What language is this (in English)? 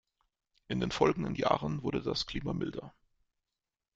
German